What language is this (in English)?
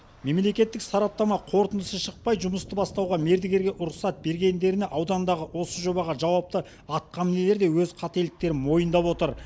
Kazakh